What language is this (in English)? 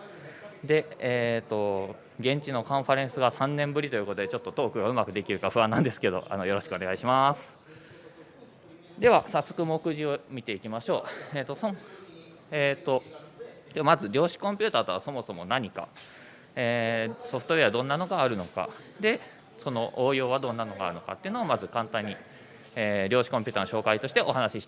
Japanese